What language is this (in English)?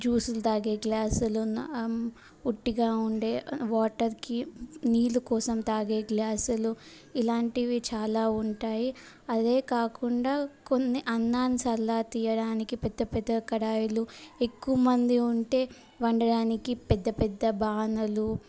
Telugu